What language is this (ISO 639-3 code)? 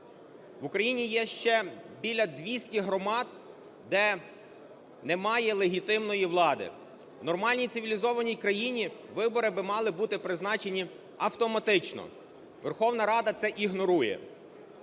ukr